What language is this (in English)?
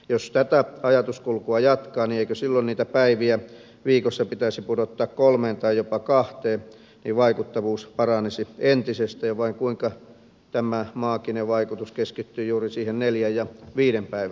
Finnish